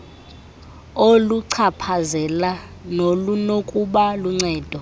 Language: Xhosa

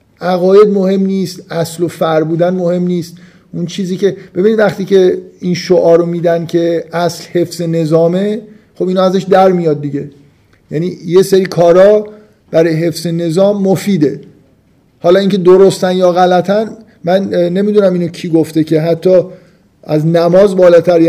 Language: Persian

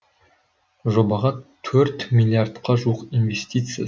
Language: Kazakh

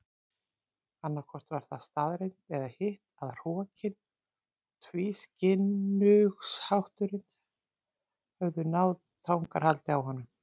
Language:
Icelandic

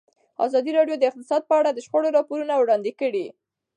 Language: Pashto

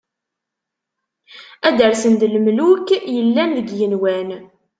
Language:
Kabyle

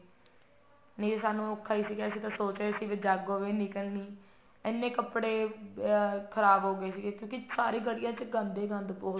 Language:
Punjabi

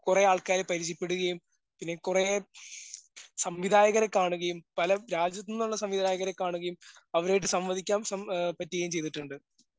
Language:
Malayalam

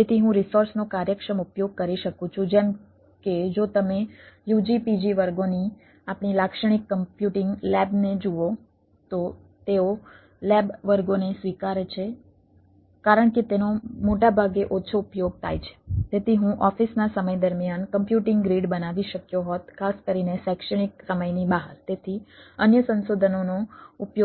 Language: Gujarati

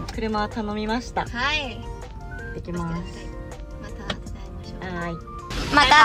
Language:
Japanese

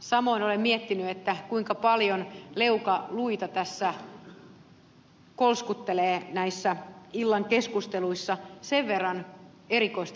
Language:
Finnish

